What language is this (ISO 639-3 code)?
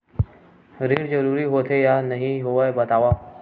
hne